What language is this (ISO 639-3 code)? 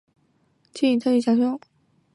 zho